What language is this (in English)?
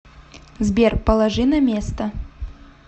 Russian